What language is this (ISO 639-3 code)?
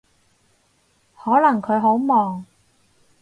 yue